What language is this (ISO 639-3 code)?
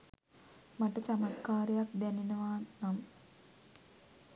sin